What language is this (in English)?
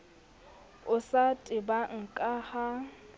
Southern Sotho